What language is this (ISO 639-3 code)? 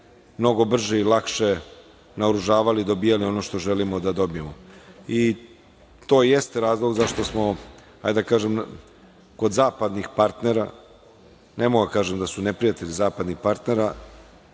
srp